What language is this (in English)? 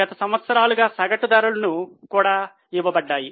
Telugu